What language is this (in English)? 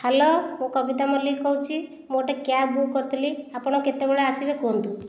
Odia